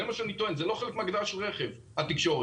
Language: Hebrew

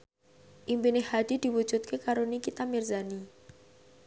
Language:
Javanese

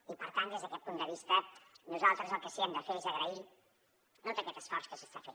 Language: Catalan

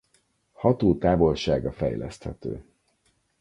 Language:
Hungarian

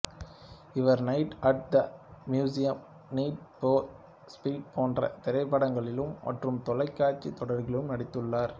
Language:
Tamil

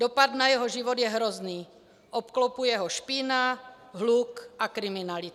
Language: Czech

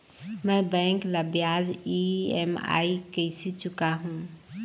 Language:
Chhattisgarhi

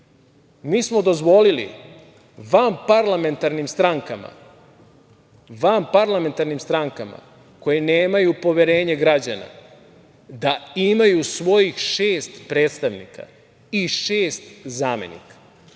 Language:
Serbian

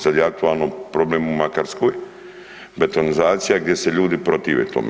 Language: Croatian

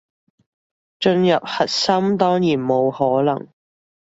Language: Cantonese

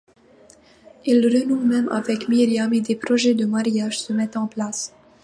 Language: French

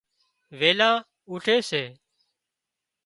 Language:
Wadiyara Koli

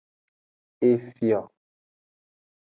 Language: Aja (Benin)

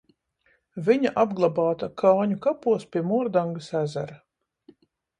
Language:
Latvian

